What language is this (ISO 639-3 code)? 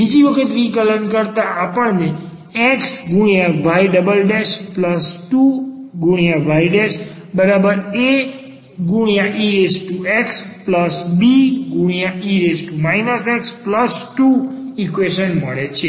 guj